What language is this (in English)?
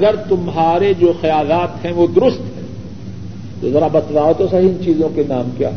Urdu